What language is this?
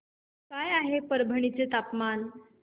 Marathi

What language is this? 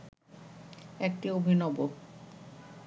Bangla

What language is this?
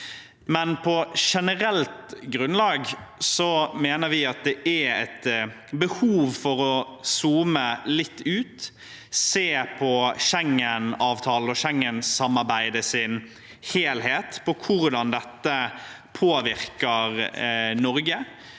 Norwegian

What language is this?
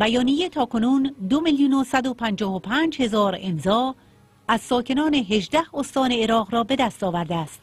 Persian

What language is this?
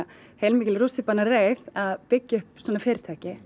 Icelandic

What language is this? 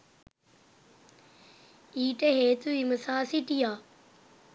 Sinhala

